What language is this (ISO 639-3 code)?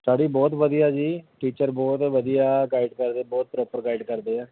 pan